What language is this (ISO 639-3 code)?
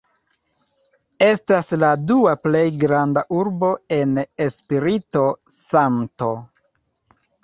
epo